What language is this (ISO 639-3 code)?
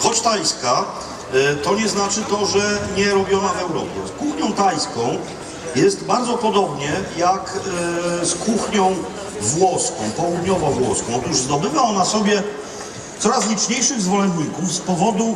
pol